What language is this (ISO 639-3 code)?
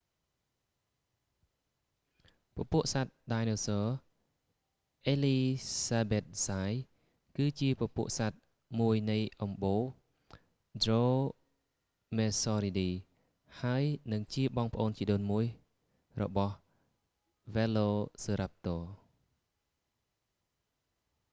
khm